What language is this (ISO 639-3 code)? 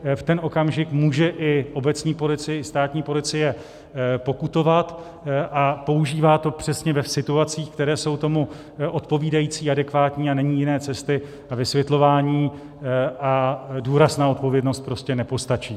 ces